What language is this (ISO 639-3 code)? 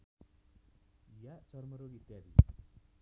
nep